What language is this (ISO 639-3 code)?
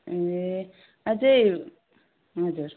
nep